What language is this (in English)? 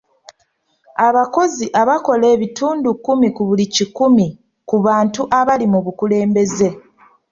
Ganda